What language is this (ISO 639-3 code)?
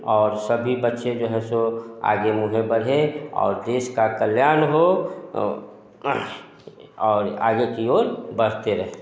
hin